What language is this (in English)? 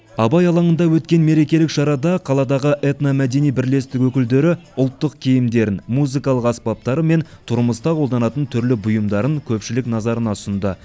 Kazakh